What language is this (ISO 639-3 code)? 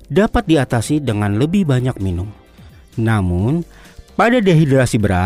ind